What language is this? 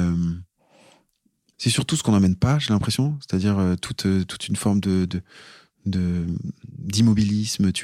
French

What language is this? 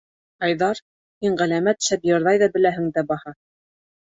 Bashkir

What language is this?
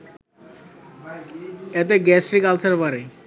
Bangla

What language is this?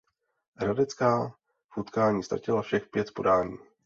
Czech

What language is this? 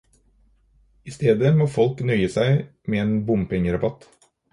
Norwegian Bokmål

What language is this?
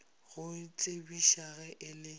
Northern Sotho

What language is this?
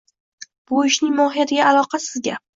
Uzbek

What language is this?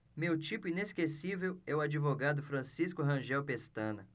Portuguese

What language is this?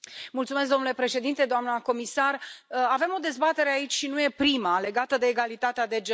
Romanian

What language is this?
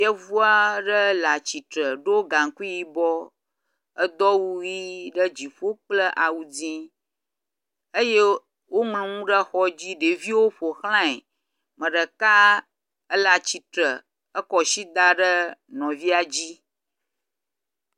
Ewe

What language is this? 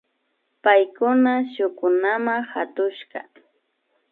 Imbabura Highland Quichua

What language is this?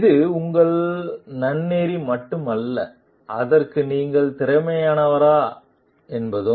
Tamil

